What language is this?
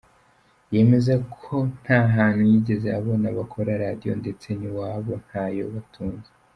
Kinyarwanda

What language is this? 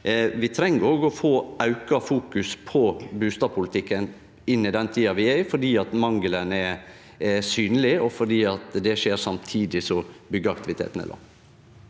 Norwegian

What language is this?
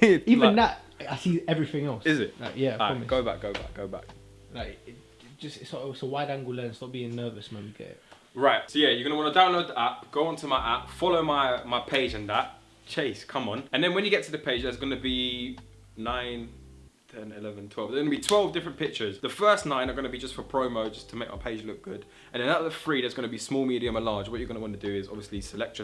English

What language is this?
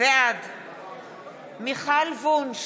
Hebrew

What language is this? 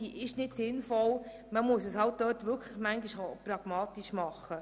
Swiss German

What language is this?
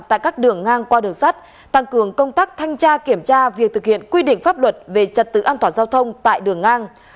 Vietnamese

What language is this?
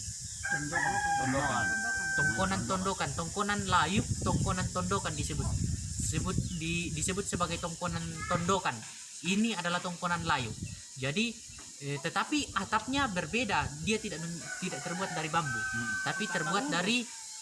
Indonesian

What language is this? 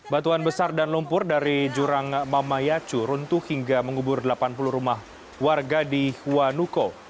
Indonesian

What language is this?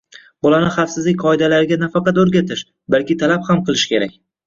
Uzbek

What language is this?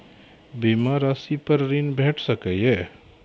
Maithili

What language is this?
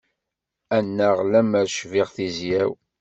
Kabyle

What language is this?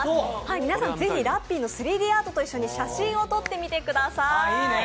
Japanese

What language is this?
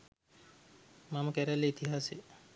Sinhala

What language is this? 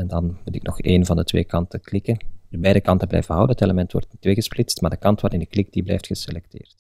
Dutch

